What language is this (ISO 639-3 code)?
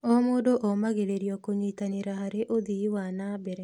kik